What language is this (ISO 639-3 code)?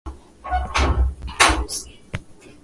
swa